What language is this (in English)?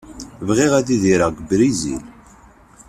Kabyle